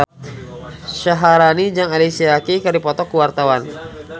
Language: Sundanese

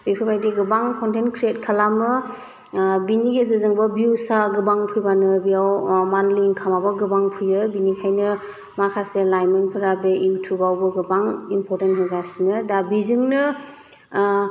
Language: Bodo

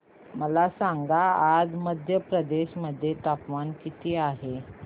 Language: Marathi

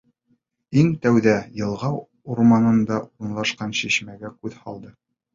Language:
Bashkir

